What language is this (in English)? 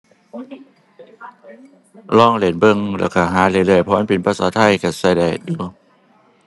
Thai